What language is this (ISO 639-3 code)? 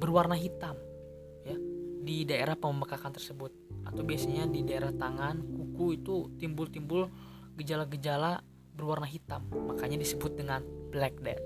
ind